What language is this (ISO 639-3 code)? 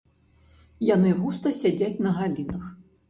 bel